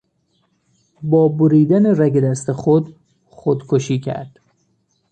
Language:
Persian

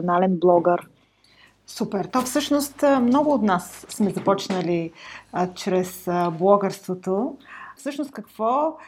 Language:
Bulgarian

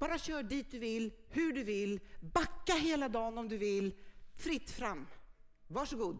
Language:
Swedish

